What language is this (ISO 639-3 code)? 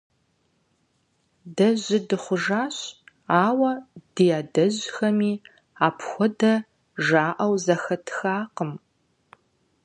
kbd